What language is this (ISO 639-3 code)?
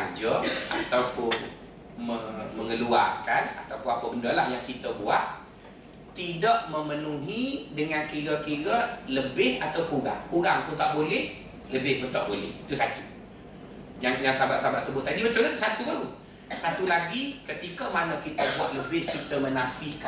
msa